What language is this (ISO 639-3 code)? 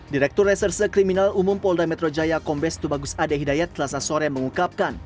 ind